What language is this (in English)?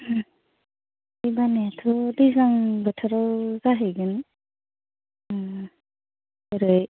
Bodo